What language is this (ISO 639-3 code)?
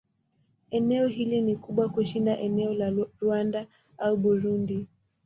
swa